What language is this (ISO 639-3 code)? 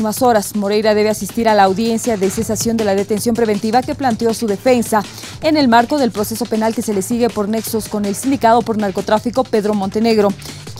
spa